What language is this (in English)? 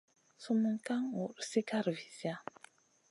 Masana